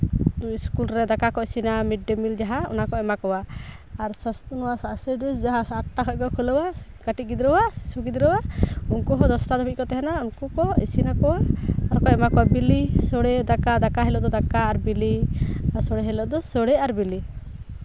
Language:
Santali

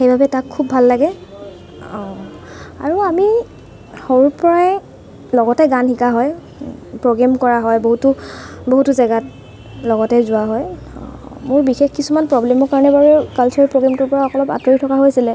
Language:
Assamese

